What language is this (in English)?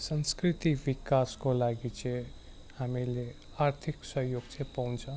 Nepali